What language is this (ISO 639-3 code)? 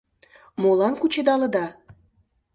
chm